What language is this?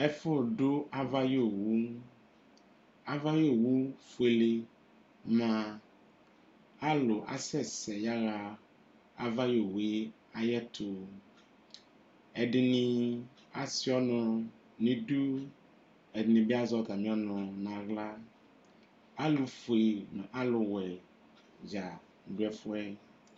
Ikposo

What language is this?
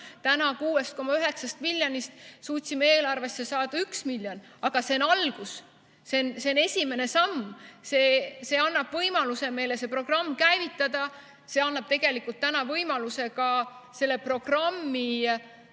Estonian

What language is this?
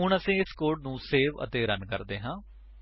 Punjabi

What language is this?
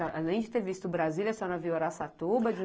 Portuguese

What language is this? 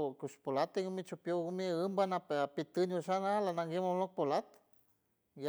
San Francisco Del Mar Huave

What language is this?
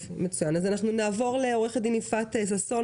Hebrew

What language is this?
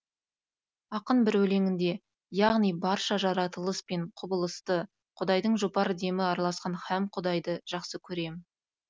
Kazakh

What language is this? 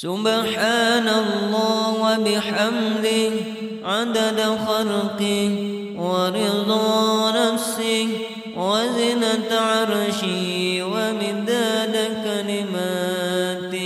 Arabic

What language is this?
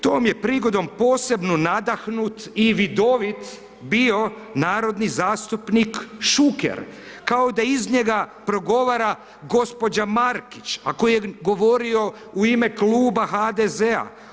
Croatian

